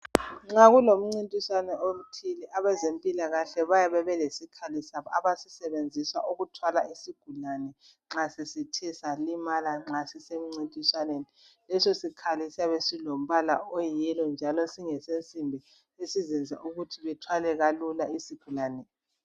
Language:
North Ndebele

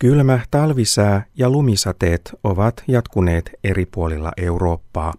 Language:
Finnish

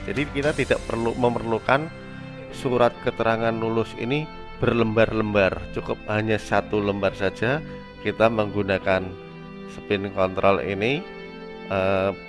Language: Indonesian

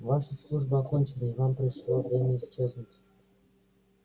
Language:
Russian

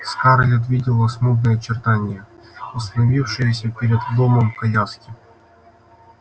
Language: Russian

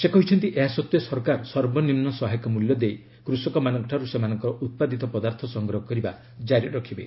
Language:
Odia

